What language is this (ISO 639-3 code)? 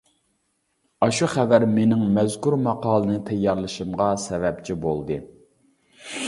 uig